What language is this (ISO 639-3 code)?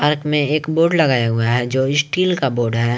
hin